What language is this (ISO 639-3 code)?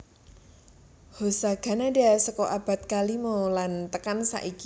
jav